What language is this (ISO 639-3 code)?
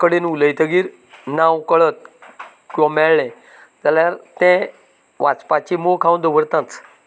kok